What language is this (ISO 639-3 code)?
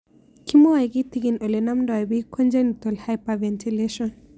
kln